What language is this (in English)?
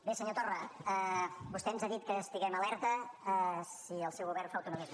Catalan